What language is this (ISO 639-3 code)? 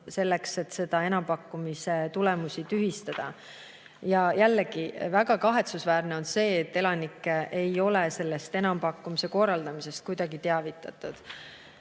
est